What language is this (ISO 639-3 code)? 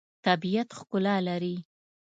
pus